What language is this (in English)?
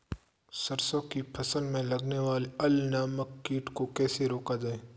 Hindi